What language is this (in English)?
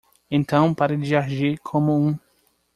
Portuguese